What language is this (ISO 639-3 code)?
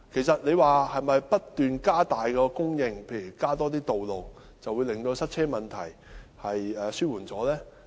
yue